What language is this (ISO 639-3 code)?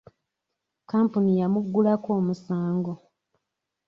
lug